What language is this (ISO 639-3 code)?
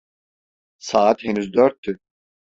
tur